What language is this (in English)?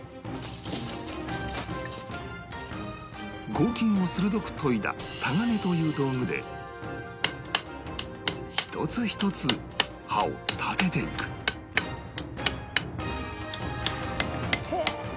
Japanese